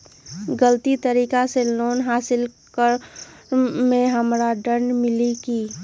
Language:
Magahi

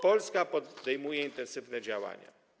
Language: Polish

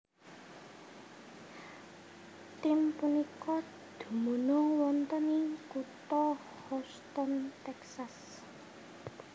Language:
Javanese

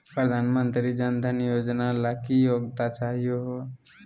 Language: Magahi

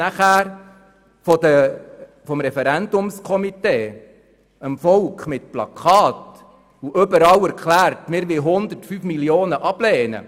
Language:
Swiss German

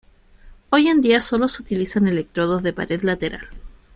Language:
Spanish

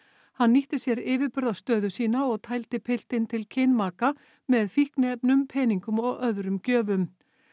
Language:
Icelandic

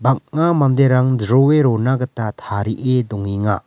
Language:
Garo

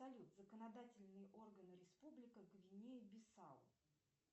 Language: Russian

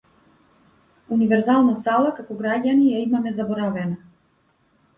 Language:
Macedonian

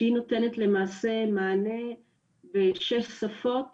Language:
Hebrew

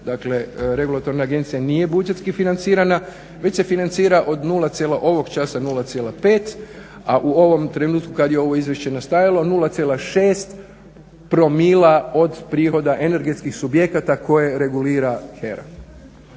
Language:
Croatian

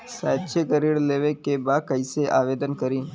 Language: Bhojpuri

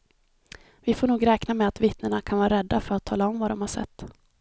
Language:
Swedish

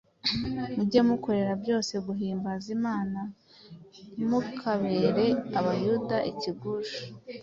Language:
Kinyarwanda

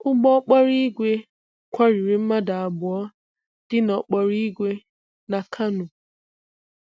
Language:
Igbo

